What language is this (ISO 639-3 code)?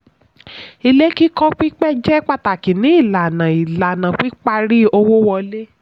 yor